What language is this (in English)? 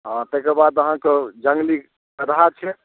Maithili